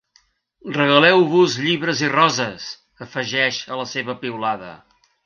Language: Catalan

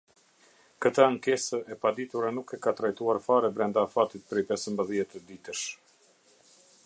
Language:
Albanian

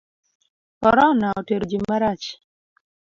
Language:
Luo (Kenya and Tanzania)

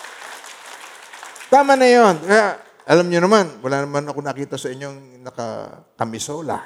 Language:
Filipino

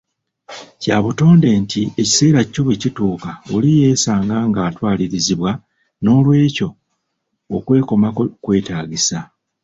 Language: Ganda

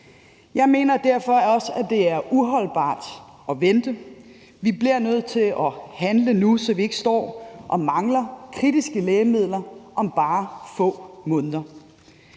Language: Danish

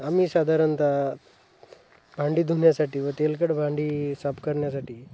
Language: Marathi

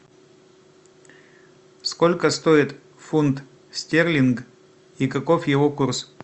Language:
Russian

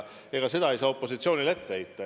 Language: Estonian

